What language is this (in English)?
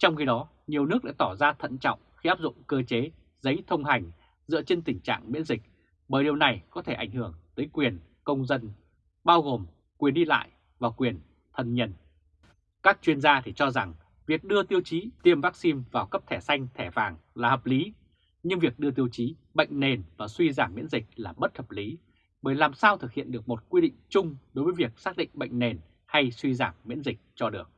Vietnamese